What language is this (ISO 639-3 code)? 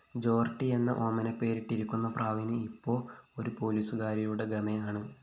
mal